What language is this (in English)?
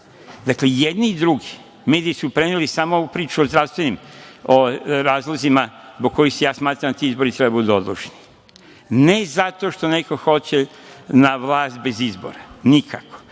Serbian